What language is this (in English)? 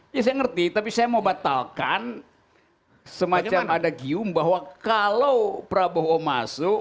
Indonesian